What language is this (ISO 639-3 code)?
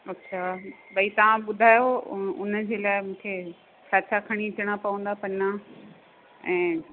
snd